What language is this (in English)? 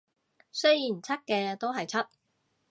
Cantonese